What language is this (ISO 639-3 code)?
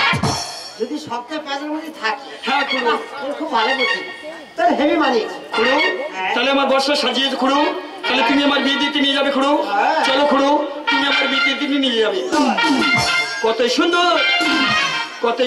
hin